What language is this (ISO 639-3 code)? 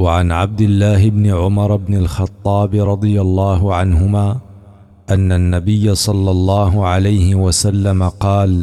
ara